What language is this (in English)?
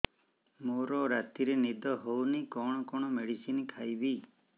Odia